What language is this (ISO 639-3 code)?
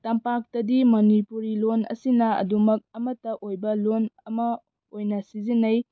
mni